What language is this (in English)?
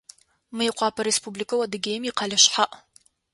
Adyghe